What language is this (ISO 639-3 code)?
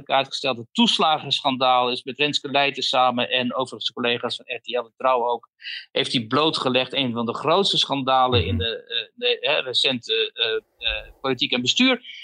nld